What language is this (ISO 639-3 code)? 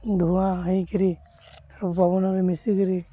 ori